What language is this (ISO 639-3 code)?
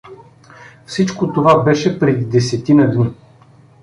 bul